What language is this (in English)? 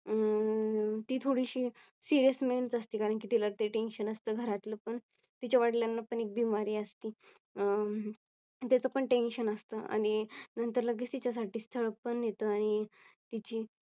Marathi